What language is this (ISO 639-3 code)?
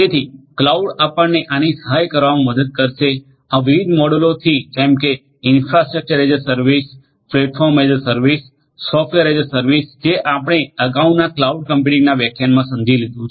guj